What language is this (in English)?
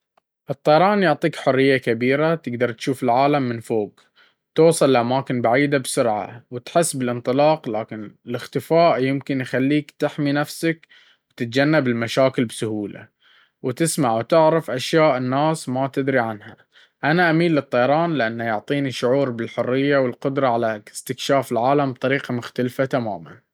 Baharna Arabic